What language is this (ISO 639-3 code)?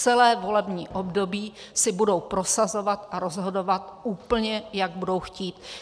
ces